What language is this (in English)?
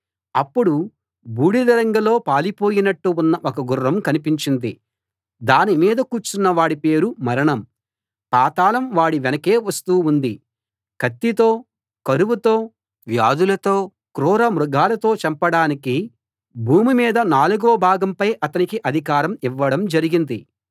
Telugu